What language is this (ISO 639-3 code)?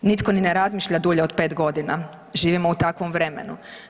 hrv